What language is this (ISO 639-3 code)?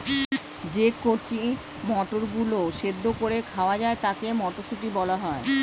ben